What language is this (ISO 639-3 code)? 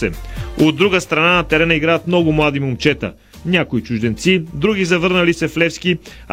bul